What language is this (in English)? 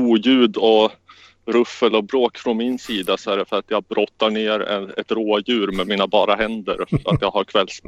Swedish